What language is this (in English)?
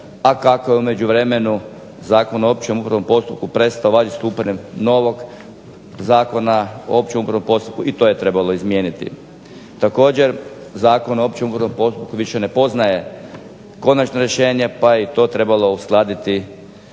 Croatian